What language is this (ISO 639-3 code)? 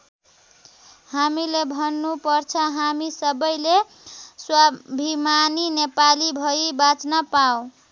nep